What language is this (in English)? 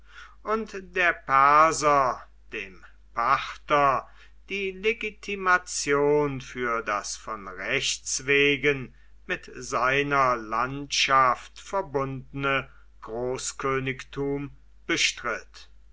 German